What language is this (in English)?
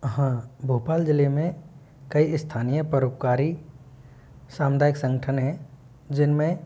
Hindi